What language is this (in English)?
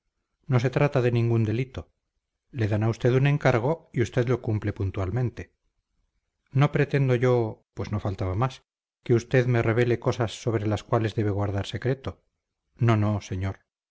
Spanish